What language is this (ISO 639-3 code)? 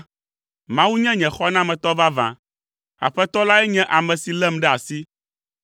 ewe